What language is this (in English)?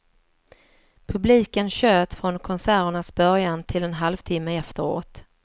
Swedish